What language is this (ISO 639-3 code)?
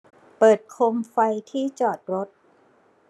tha